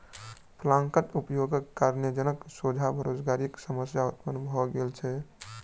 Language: Maithili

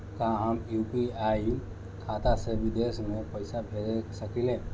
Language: Bhojpuri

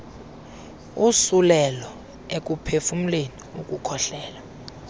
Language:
Xhosa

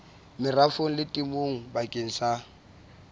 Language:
Southern Sotho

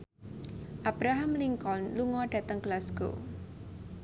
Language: Javanese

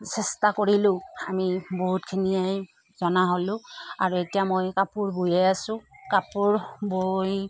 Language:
Assamese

